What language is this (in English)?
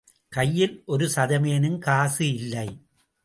Tamil